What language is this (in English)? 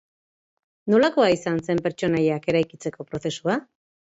Basque